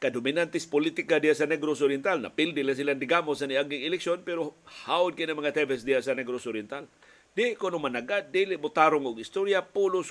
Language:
Filipino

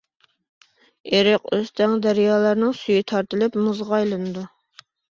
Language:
Uyghur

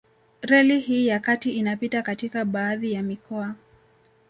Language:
Swahili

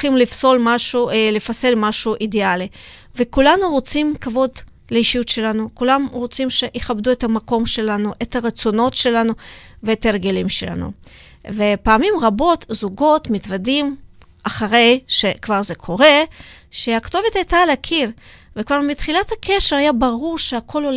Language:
Hebrew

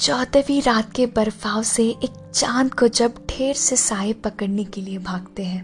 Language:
Hindi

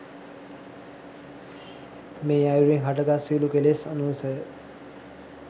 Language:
Sinhala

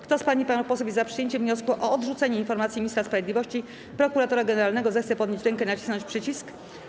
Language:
Polish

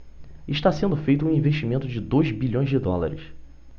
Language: Portuguese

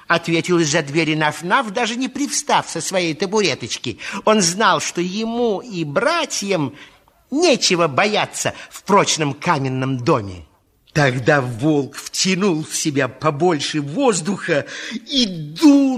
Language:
Russian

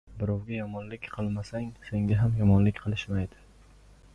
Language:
Uzbek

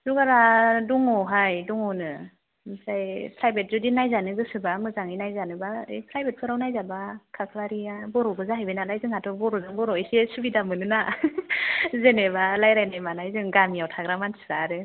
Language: Bodo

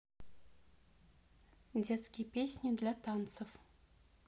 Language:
Russian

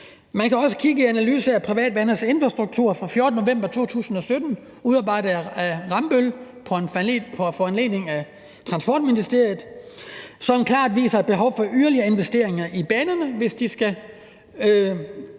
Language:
Danish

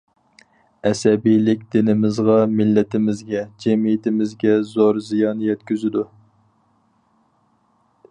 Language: Uyghur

